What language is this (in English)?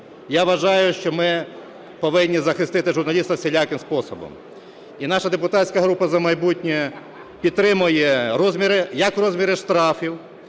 Ukrainian